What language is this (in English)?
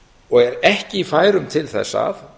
Icelandic